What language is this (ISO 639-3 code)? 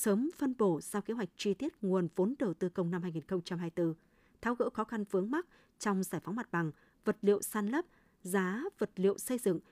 vie